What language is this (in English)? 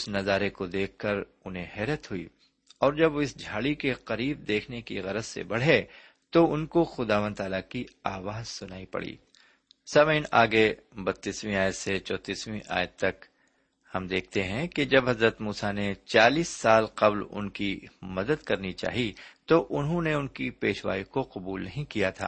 Urdu